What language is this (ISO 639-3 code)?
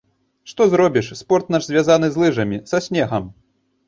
bel